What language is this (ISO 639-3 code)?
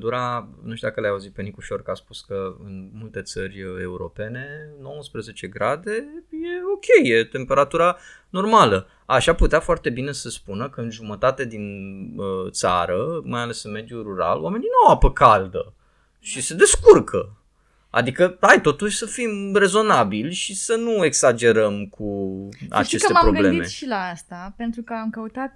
ron